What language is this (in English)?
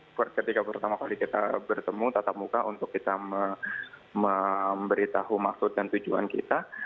Indonesian